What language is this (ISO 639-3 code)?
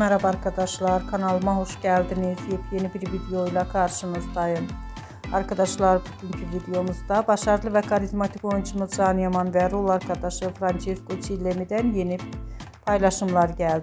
tur